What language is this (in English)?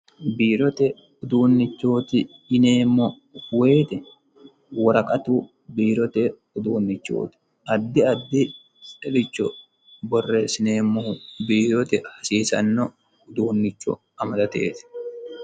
Sidamo